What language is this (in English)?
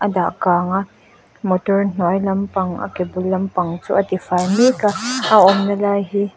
Mizo